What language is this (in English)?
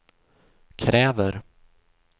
Swedish